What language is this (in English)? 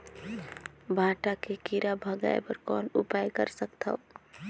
Chhattisgarhi